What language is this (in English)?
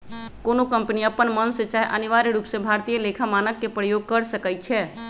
Magahi